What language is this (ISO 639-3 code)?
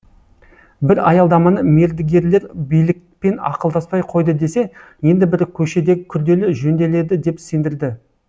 kaz